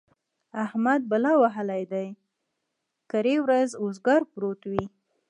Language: Pashto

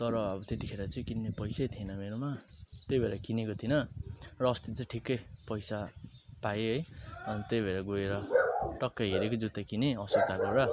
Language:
Nepali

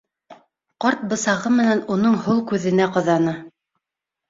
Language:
Bashkir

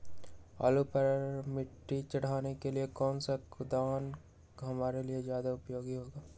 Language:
Magahi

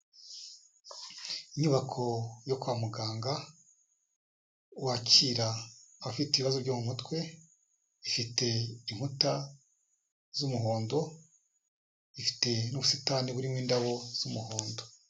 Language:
Kinyarwanda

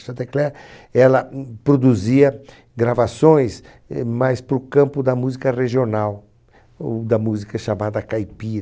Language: Portuguese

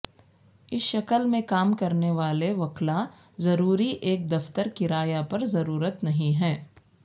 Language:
Urdu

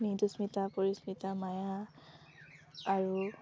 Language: Assamese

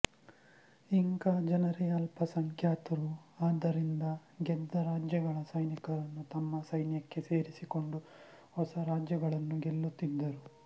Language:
Kannada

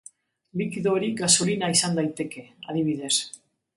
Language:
Basque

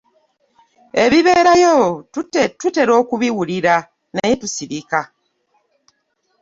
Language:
Ganda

